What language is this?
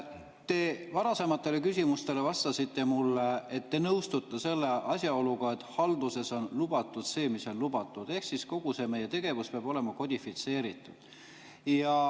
Estonian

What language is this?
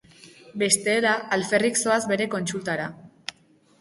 Basque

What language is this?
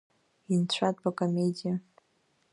Abkhazian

